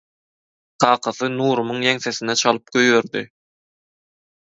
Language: Turkmen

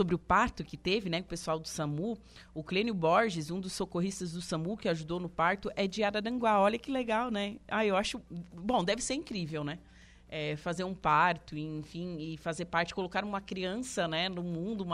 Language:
Portuguese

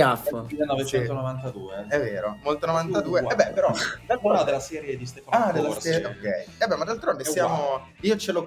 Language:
Italian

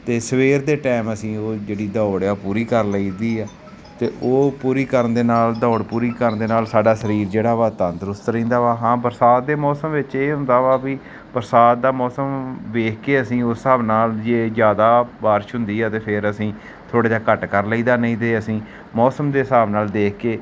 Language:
Punjabi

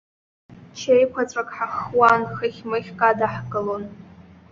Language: Abkhazian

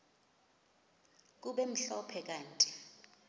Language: Xhosa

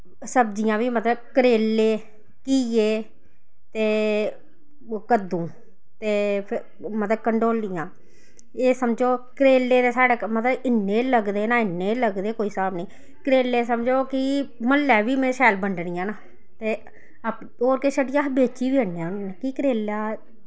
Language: Dogri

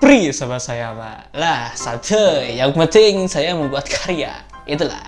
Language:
Indonesian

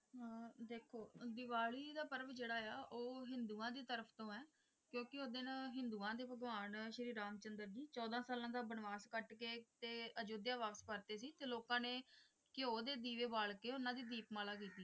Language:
Punjabi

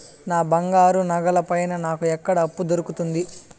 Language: Telugu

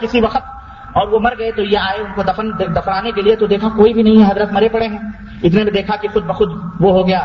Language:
Urdu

